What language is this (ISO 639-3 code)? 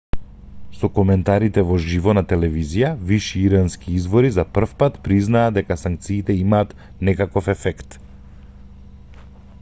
mkd